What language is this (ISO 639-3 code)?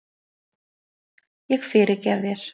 isl